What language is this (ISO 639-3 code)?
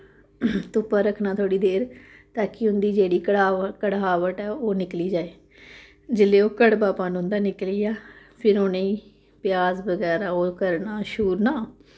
doi